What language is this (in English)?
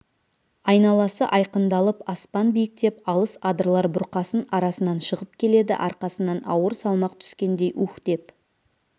Kazakh